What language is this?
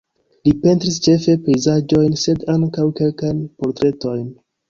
Esperanto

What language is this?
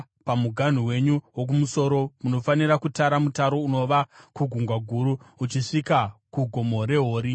Shona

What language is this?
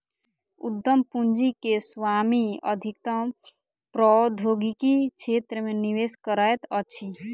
Maithili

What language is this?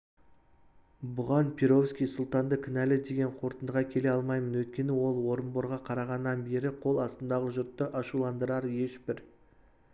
Kazakh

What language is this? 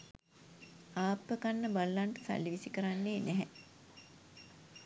Sinhala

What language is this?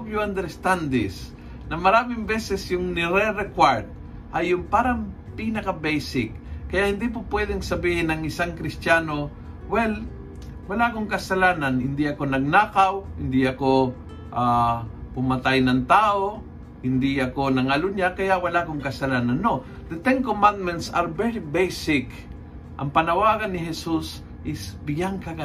Filipino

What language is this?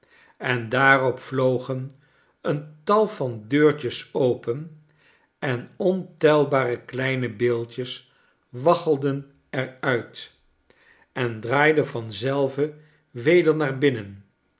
Dutch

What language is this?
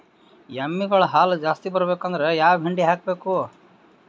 Kannada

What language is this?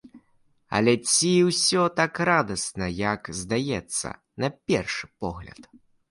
Belarusian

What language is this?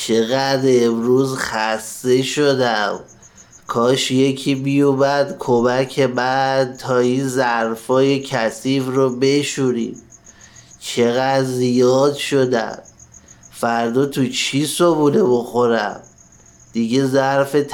Persian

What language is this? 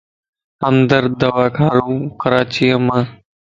Lasi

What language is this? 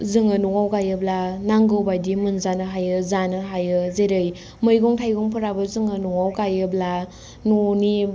Bodo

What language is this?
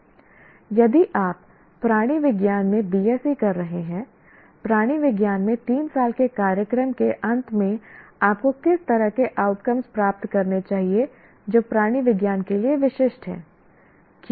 Hindi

